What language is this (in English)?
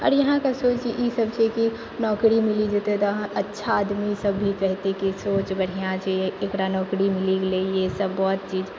Maithili